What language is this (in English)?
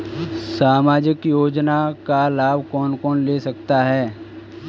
Hindi